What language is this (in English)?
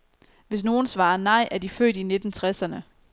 Danish